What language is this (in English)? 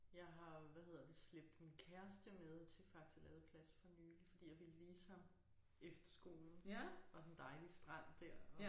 Danish